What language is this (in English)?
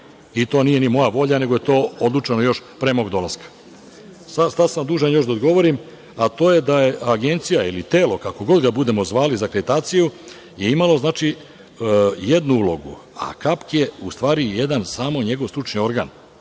Serbian